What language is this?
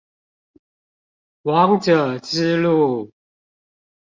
Chinese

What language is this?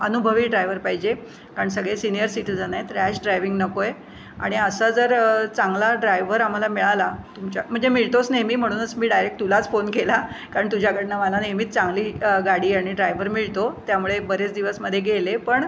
Marathi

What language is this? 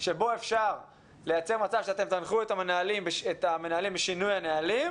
Hebrew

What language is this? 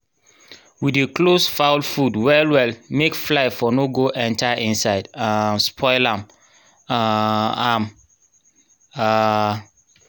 Nigerian Pidgin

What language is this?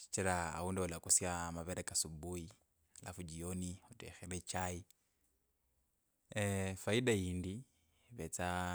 Kabras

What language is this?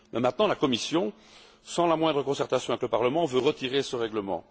French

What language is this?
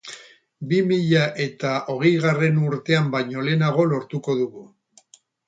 Basque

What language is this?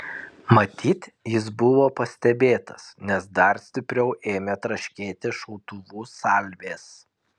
Lithuanian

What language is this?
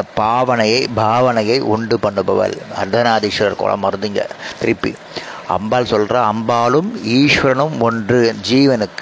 Tamil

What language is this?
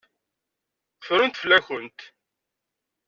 Kabyle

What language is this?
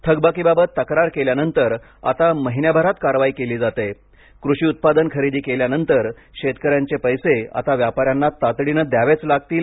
Marathi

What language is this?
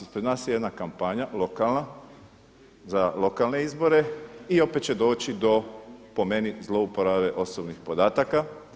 Croatian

